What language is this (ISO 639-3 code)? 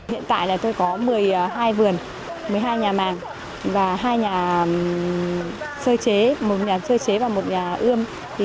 vie